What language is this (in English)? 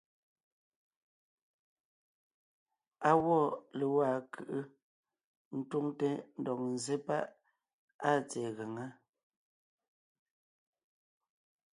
Ngiemboon